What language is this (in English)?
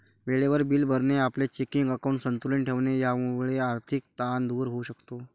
Marathi